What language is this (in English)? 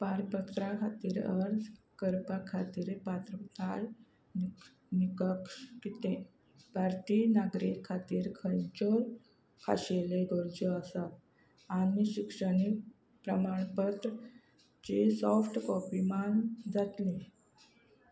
Konkani